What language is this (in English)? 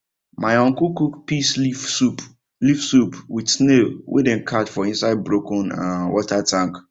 Nigerian Pidgin